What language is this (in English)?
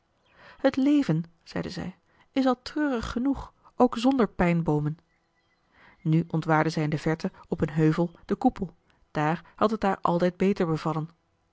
Dutch